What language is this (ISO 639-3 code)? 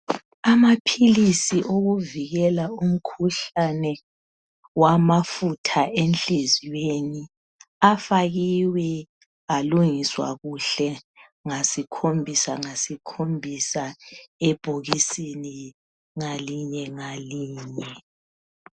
nde